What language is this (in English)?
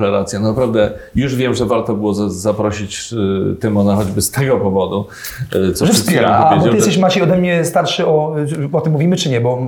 Polish